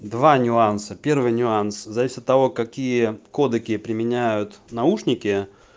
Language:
Russian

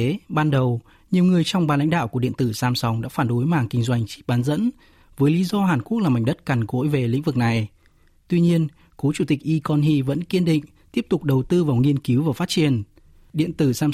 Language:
Vietnamese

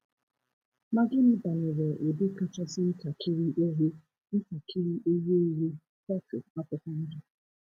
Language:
Igbo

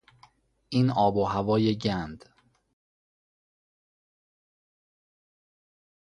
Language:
Persian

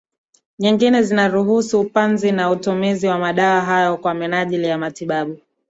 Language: Swahili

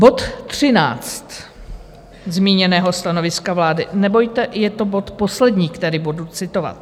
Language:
Czech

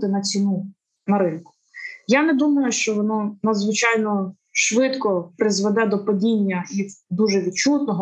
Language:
Ukrainian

